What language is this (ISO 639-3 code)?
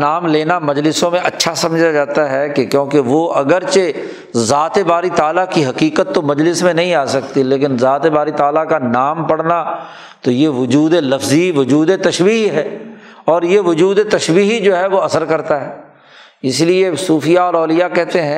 urd